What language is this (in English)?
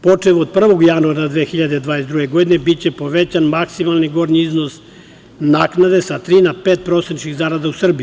Serbian